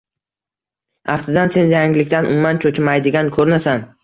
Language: Uzbek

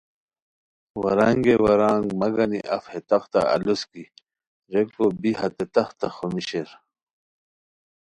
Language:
Khowar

